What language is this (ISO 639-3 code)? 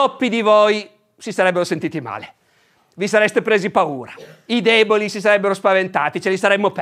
ita